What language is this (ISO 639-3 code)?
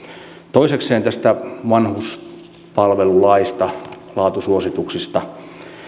fin